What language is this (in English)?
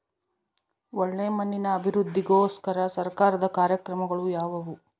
Kannada